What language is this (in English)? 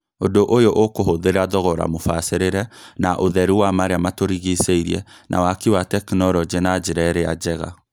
Kikuyu